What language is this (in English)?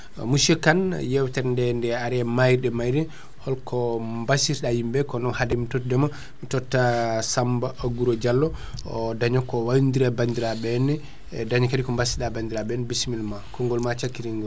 Fula